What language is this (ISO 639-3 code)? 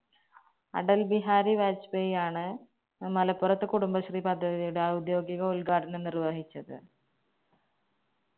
mal